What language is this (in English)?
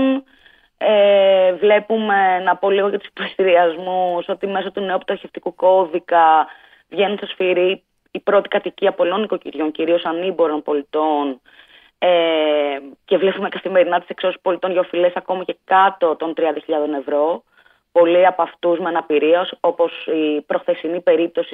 Greek